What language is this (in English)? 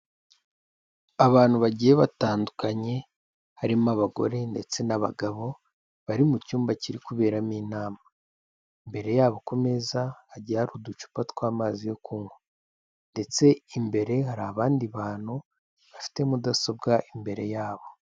Kinyarwanda